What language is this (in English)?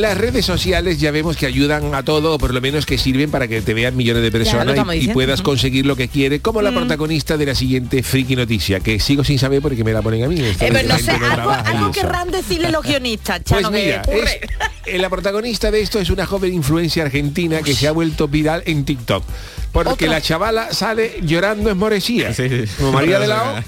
Spanish